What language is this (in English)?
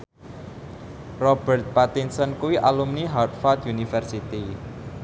Javanese